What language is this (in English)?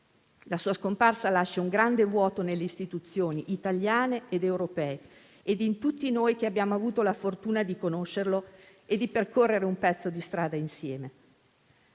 Italian